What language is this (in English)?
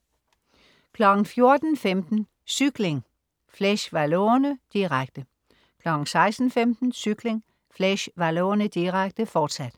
Danish